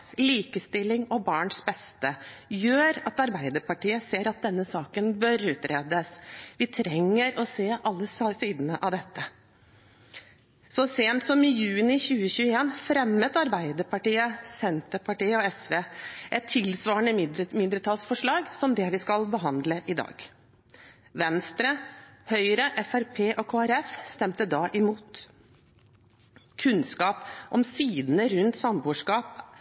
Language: Norwegian Bokmål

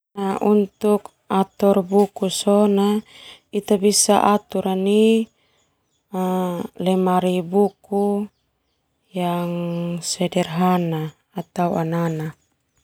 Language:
Termanu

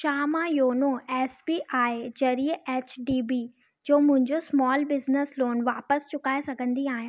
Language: Sindhi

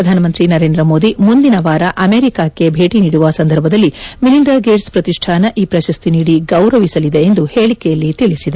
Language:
Kannada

